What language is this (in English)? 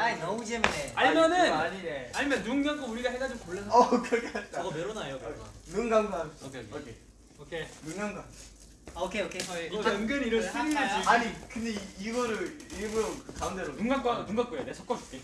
Korean